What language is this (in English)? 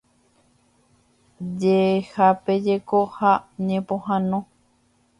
Guarani